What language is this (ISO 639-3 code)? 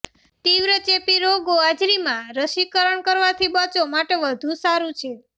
guj